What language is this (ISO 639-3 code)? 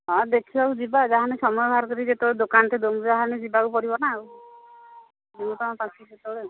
ori